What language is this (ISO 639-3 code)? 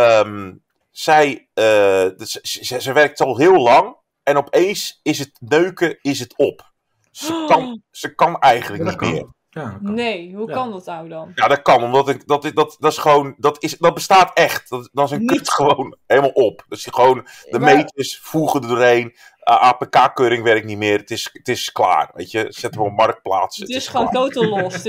nld